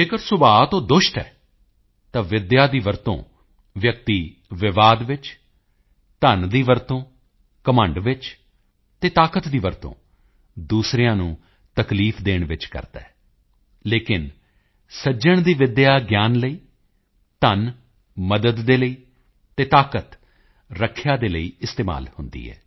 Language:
Punjabi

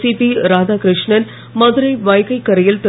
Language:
Tamil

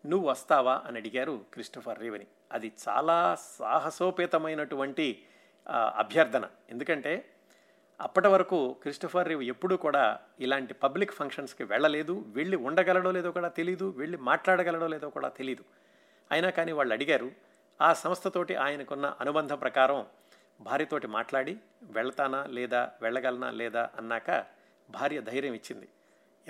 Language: Telugu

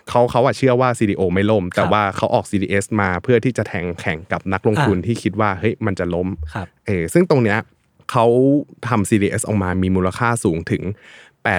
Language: Thai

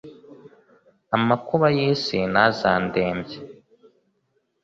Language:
Kinyarwanda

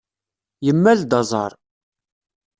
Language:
Kabyle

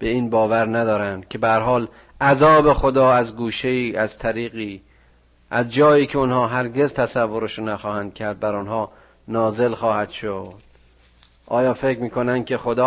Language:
Persian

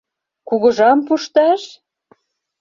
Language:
Mari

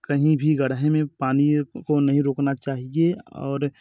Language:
Hindi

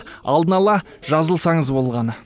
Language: Kazakh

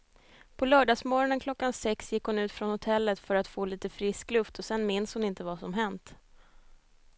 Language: Swedish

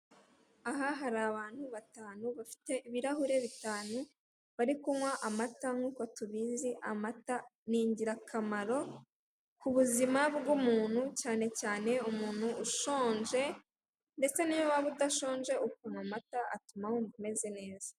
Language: Kinyarwanda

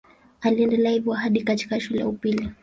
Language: Swahili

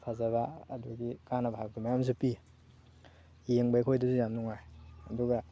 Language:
Manipuri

